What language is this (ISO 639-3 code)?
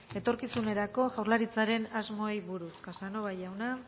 eus